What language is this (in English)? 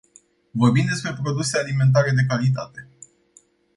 Romanian